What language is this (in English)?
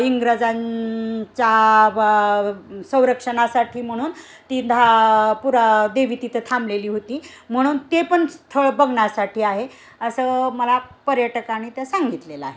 Marathi